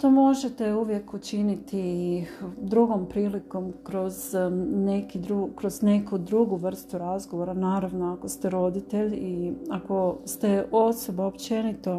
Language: Croatian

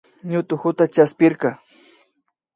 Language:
Imbabura Highland Quichua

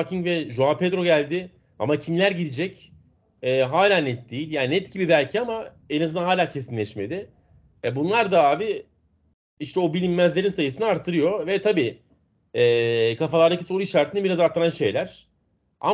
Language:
Turkish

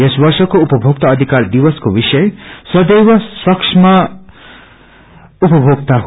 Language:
Nepali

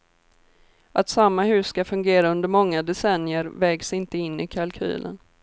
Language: Swedish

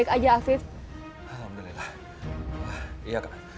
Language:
Indonesian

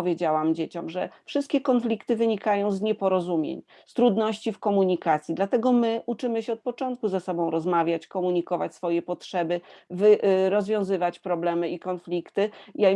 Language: Polish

